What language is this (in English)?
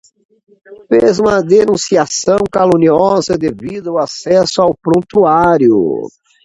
Portuguese